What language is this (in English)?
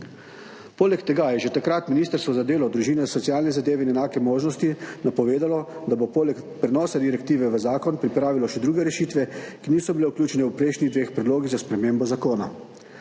Slovenian